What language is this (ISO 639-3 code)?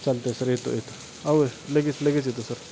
mar